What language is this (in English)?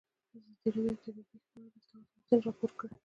Pashto